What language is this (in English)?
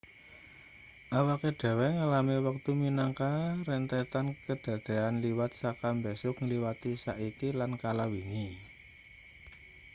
Javanese